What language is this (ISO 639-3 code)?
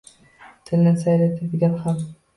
uzb